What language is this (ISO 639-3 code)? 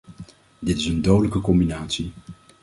nld